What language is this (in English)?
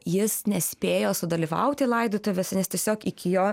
Lithuanian